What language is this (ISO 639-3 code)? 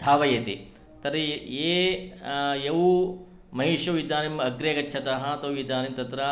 san